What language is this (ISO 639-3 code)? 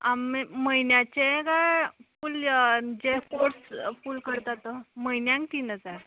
kok